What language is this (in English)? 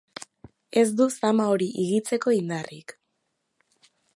Basque